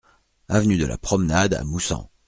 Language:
French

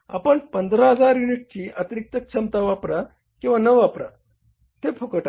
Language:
Marathi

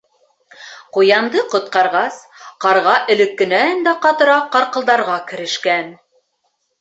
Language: Bashkir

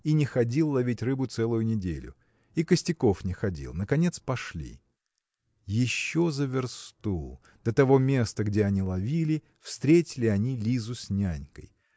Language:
Russian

